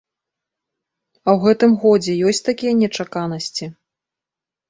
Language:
Belarusian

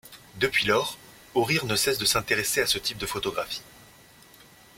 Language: French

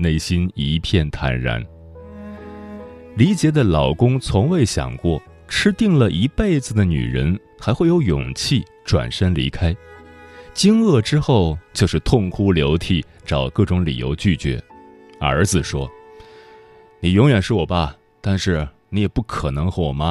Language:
Chinese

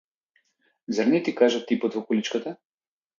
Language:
Macedonian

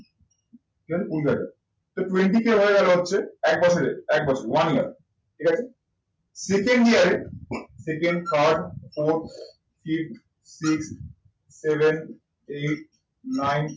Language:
Bangla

